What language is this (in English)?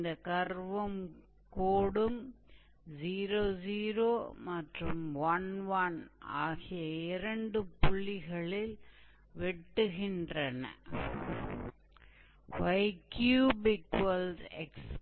Tamil